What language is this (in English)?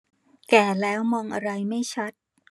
Thai